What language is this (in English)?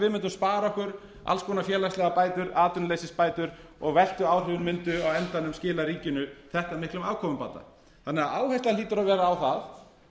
Icelandic